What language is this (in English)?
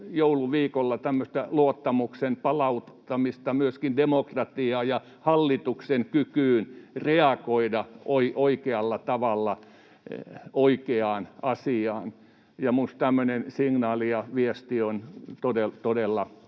Finnish